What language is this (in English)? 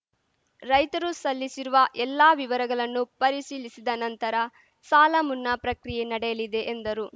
Kannada